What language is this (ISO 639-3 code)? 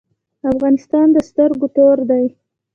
pus